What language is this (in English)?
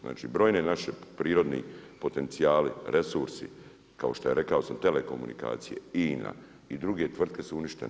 Croatian